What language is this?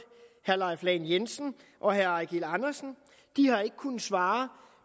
Danish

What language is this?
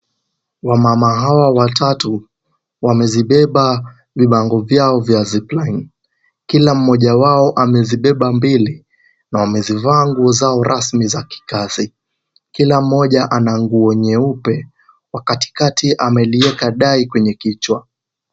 Swahili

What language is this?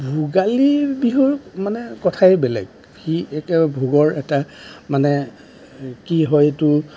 Assamese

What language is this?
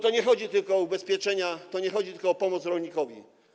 Polish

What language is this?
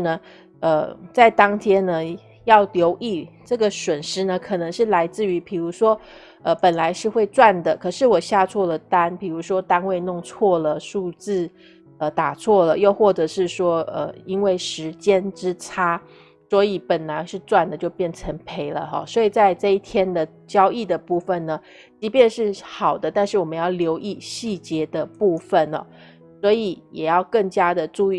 Chinese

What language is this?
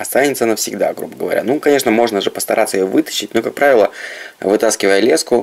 Russian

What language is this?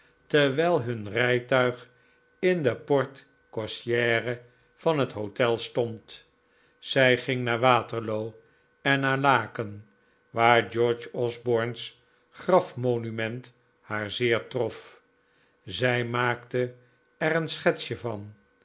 Dutch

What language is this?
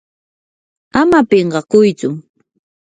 Yanahuanca Pasco Quechua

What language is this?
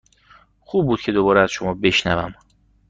Persian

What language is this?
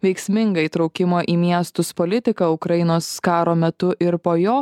Lithuanian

